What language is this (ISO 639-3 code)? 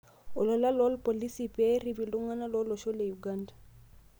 mas